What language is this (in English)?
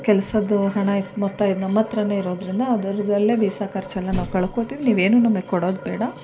Kannada